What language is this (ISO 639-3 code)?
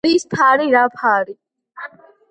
kat